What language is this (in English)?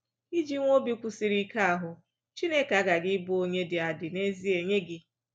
Igbo